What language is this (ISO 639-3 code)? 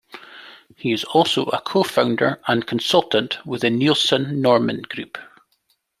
eng